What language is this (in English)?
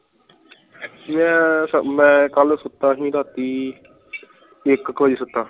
Punjabi